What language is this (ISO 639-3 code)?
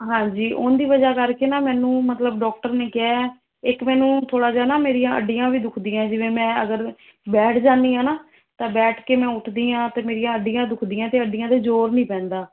pan